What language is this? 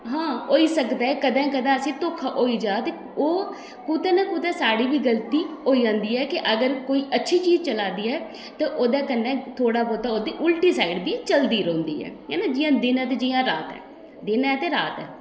Dogri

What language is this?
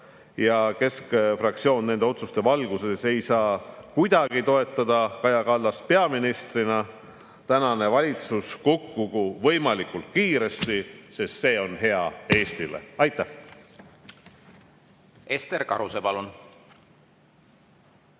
Estonian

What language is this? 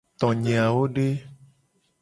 Gen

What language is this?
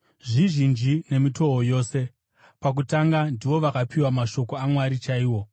Shona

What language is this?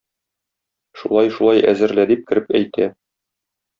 Tatar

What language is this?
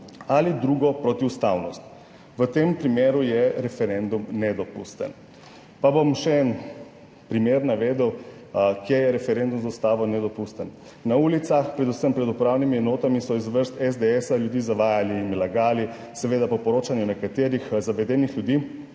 Slovenian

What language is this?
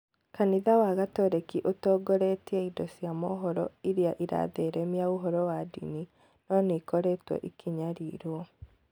Kikuyu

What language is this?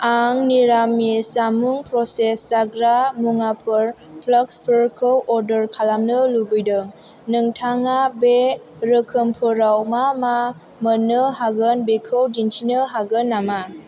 Bodo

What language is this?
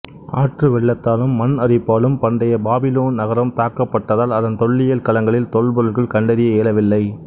Tamil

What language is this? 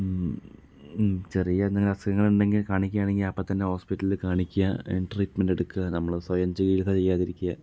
Malayalam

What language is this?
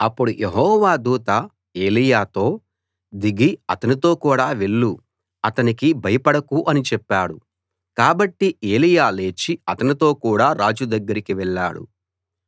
Telugu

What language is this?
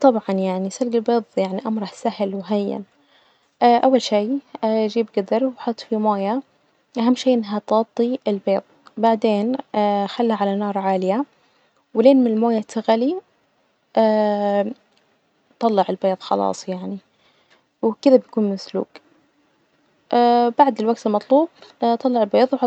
Najdi Arabic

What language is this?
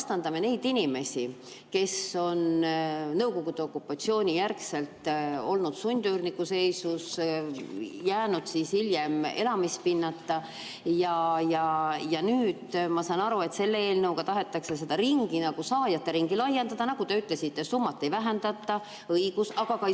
Estonian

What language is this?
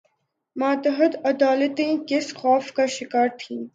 Urdu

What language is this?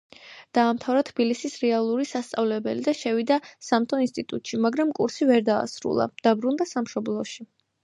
Georgian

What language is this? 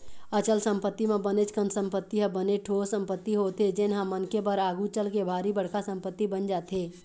Chhattisgarhi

